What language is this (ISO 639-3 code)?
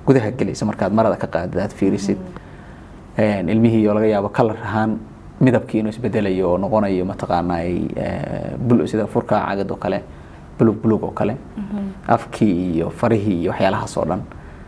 ara